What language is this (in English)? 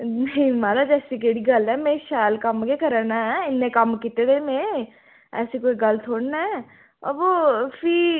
Dogri